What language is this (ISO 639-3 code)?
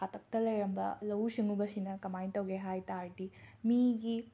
mni